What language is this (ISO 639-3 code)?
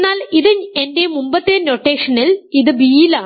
mal